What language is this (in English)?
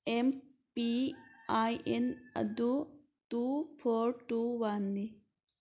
Manipuri